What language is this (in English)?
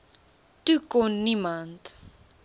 Afrikaans